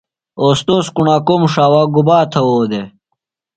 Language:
Phalura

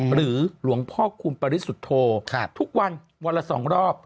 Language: Thai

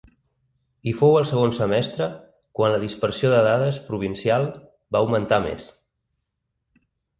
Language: Catalan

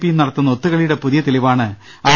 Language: Malayalam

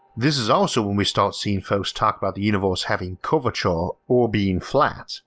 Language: English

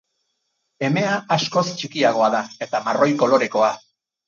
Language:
Basque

